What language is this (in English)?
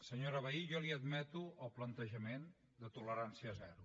Catalan